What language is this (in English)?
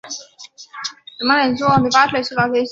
Chinese